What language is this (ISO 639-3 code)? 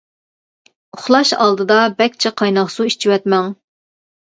uig